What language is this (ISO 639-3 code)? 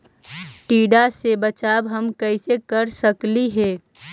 mag